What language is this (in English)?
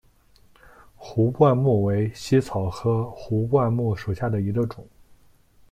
Chinese